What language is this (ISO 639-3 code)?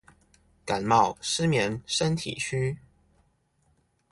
zho